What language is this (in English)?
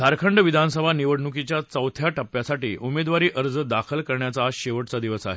Marathi